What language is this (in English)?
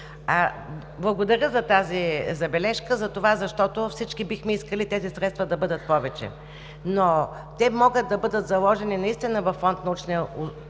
Bulgarian